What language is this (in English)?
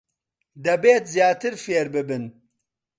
Central Kurdish